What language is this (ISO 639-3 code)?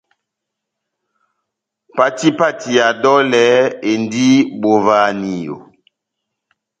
bnm